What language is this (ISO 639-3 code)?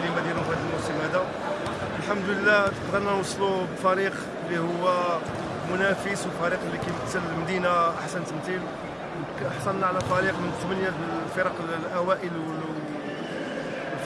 ara